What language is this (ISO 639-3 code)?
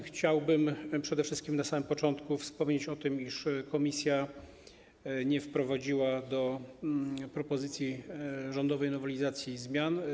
pol